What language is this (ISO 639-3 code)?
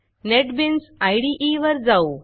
mar